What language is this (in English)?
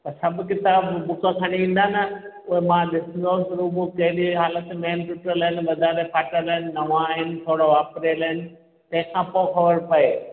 Sindhi